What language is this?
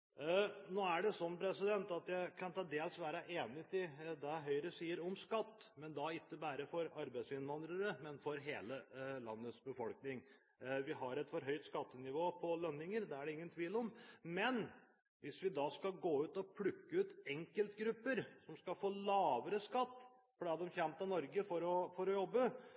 Norwegian Bokmål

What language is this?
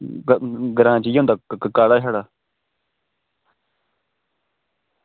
Dogri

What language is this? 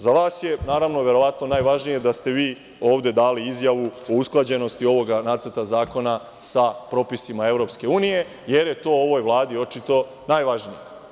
Serbian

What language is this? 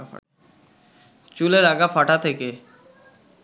Bangla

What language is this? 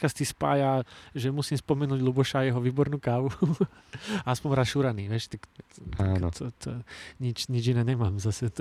Slovak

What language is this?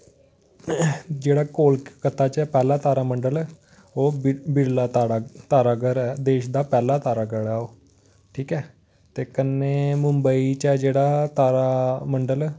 Dogri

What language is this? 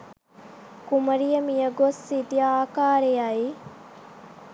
Sinhala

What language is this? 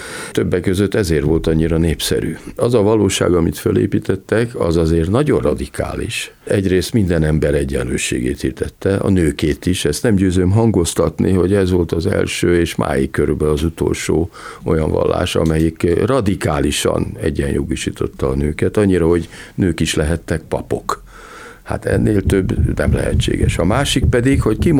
Hungarian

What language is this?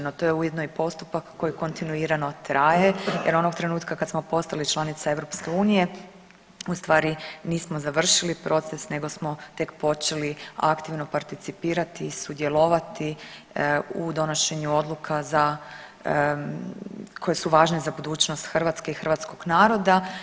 Croatian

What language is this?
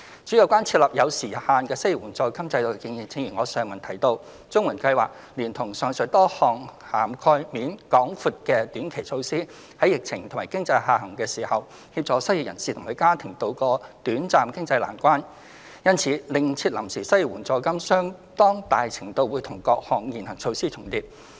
Cantonese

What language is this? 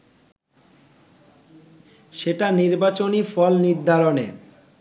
Bangla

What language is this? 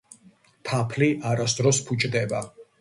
Georgian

